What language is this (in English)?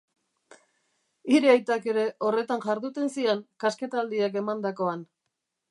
Basque